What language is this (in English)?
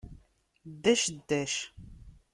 Kabyle